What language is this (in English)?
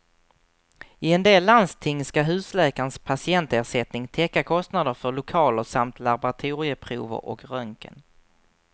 Swedish